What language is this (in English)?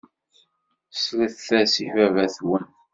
Kabyle